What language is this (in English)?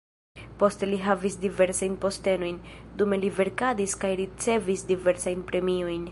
Esperanto